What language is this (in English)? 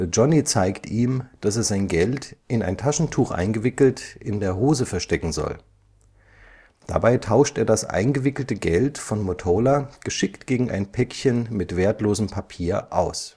German